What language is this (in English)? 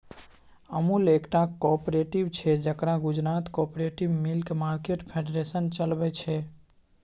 Maithili